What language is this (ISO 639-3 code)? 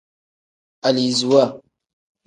kdh